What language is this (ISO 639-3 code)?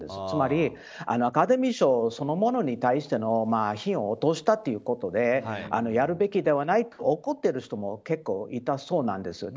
jpn